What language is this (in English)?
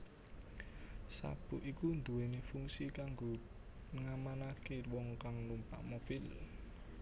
Javanese